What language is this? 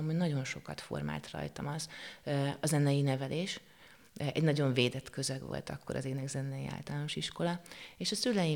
Hungarian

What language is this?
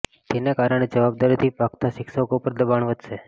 Gujarati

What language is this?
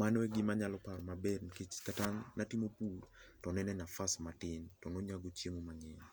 Luo (Kenya and Tanzania)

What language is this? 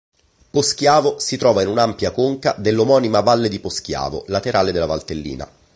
Italian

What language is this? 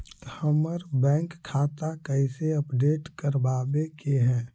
Magahi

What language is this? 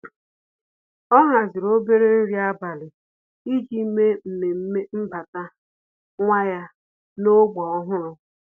Igbo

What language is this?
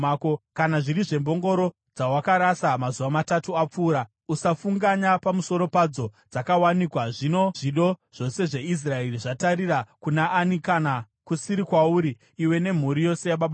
Shona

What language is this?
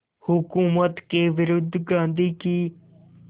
Hindi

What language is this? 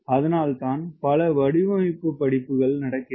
Tamil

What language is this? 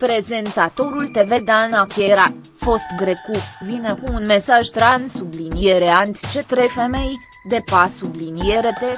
Romanian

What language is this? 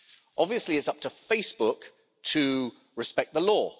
English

